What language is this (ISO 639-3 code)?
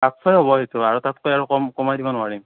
asm